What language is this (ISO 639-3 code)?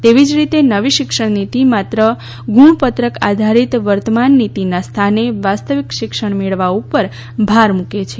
guj